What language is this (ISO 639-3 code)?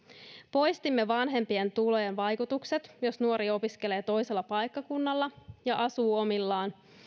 fin